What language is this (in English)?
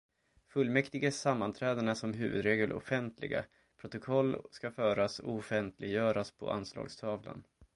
Swedish